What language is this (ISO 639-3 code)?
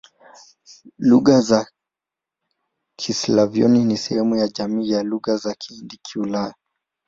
swa